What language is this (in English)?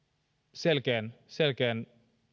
Finnish